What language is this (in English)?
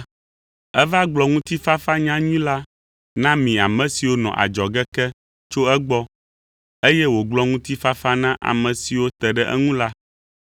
Ewe